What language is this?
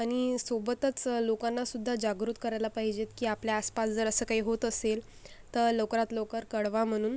Marathi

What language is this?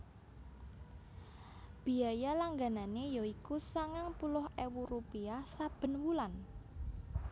Javanese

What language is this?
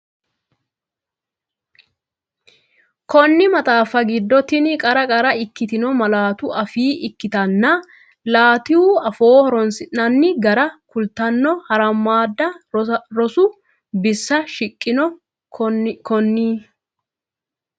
Sidamo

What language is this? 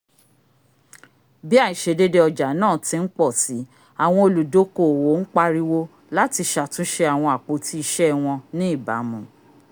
Yoruba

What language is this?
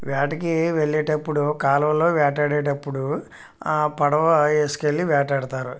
Telugu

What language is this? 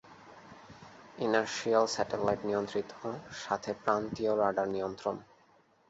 Bangla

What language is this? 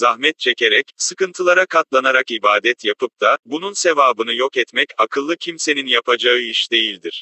Turkish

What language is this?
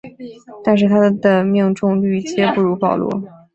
Chinese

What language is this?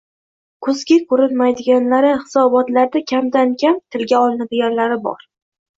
Uzbek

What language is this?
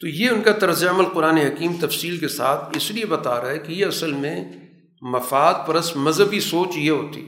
Urdu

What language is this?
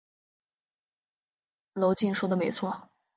Chinese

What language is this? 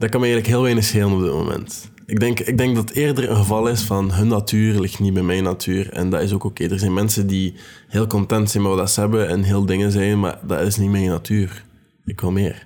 Dutch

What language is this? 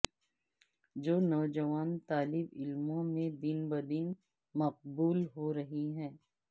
Urdu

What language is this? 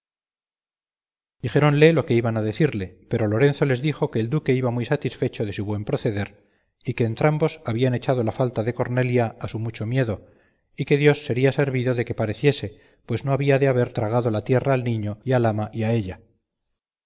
Spanish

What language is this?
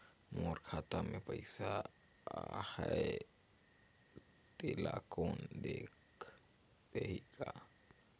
Chhattisgarhi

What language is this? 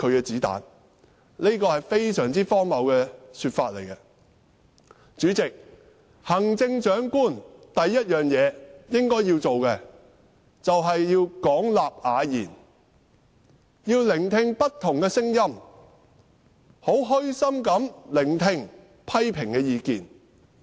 Cantonese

